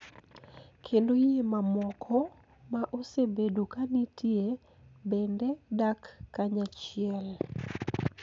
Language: Luo (Kenya and Tanzania)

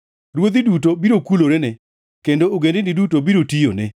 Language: Luo (Kenya and Tanzania)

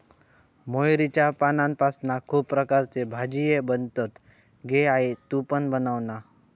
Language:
Marathi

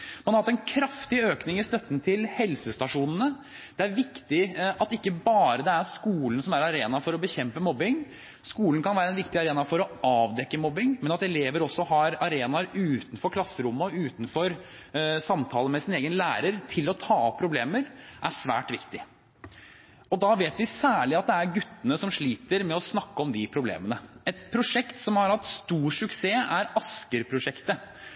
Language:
Norwegian Bokmål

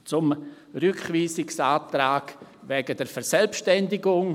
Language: Swiss German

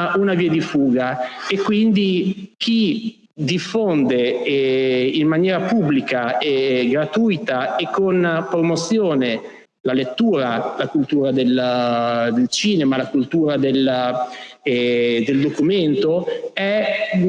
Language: Italian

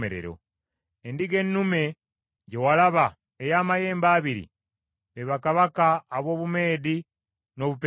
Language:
Ganda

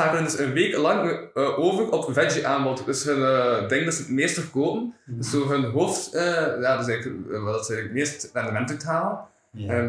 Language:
Dutch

